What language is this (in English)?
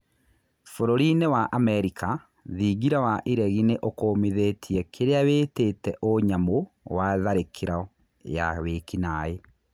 Kikuyu